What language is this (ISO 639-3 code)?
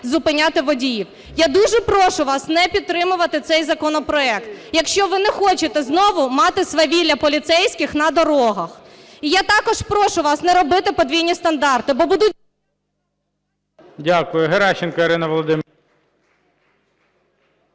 ukr